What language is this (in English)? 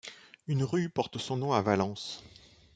French